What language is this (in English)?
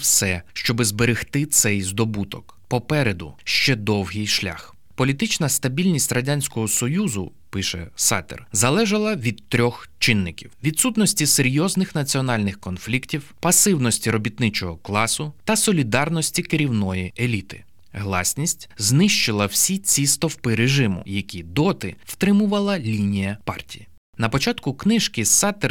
Ukrainian